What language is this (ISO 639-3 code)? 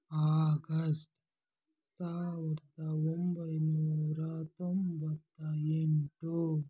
kan